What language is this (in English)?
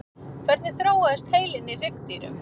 Icelandic